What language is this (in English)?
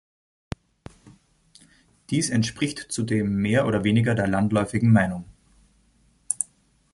German